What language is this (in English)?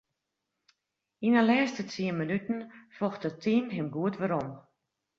Western Frisian